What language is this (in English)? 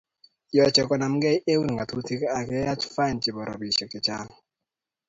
Kalenjin